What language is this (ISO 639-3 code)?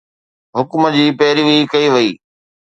snd